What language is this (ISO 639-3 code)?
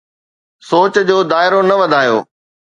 snd